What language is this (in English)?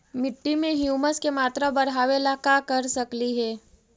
Magahi